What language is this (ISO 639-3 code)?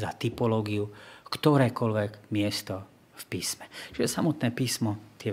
slk